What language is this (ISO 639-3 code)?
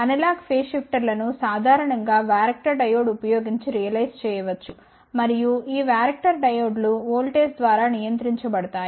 tel